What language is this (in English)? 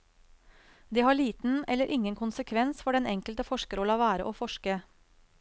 Norwegian